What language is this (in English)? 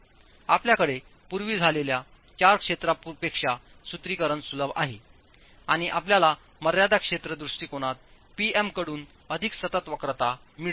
Marathi